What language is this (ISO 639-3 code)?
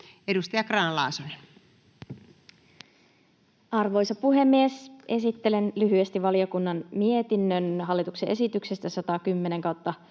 fin